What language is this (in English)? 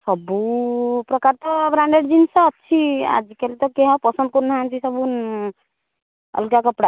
Odia